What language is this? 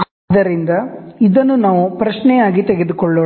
Kannada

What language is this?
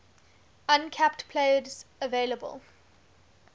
English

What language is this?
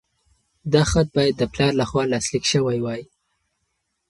Pashto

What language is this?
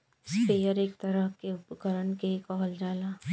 Bhojpuri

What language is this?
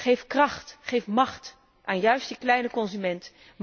Dutch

